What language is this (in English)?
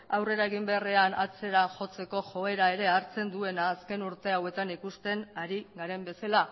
Basque